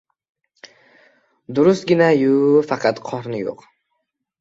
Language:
Uzbek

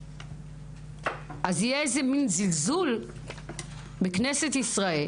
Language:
Hebrew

